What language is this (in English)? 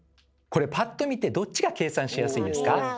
Japanese